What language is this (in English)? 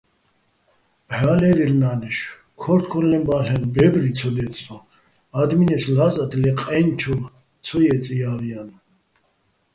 Bats